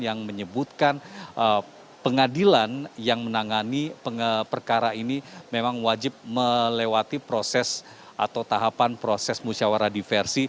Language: Indonesian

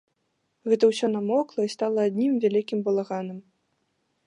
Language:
Belarusian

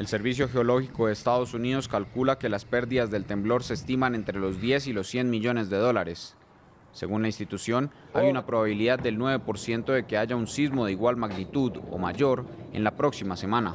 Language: Spanish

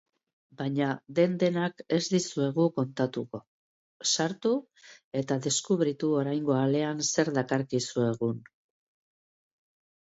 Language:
Basque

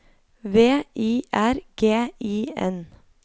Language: Norwegian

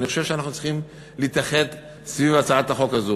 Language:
Hebrew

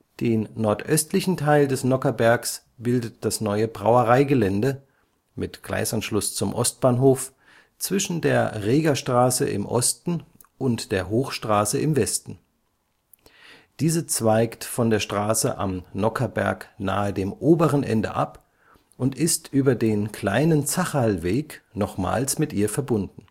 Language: German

